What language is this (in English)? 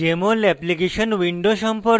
Bangla